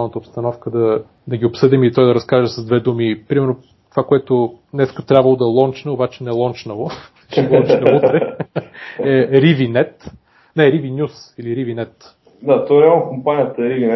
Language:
Bulgarian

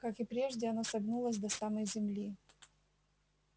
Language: Russian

